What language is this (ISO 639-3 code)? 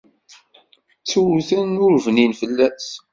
kab